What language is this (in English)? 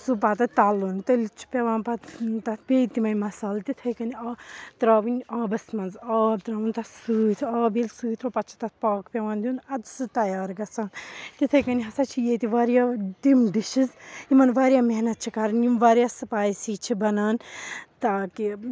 Kashmiri